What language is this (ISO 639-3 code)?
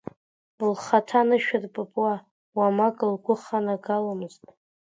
abk